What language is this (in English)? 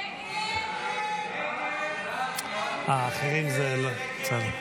Hebrew